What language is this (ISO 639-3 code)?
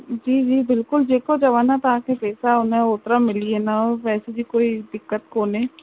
snd